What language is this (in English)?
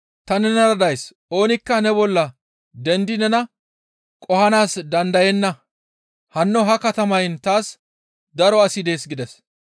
Gamo